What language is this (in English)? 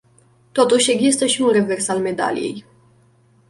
Romanian